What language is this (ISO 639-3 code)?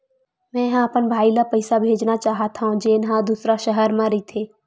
hne